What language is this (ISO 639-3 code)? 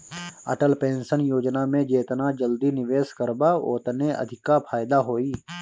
bho